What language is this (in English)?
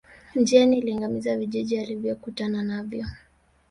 Swahili